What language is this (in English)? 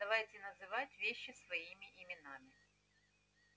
Russian